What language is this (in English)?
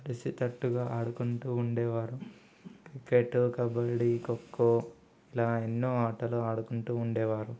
Telugu